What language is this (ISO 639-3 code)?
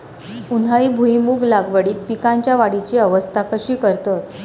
mar